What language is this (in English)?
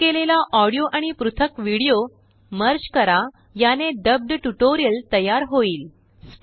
Marathi